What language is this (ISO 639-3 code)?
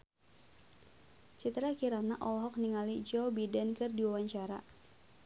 sun